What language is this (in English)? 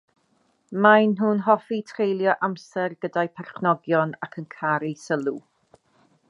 Welsh